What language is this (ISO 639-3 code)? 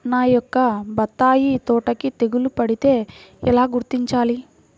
tel